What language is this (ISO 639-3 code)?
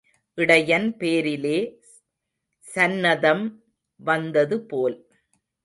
tam